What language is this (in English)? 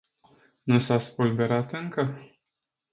Romanian